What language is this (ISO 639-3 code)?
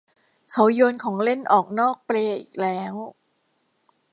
tha